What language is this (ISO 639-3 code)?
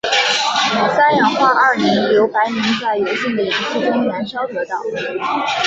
zho